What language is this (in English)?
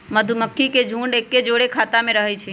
Magahi